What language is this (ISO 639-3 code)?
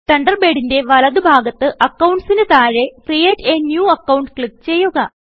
mal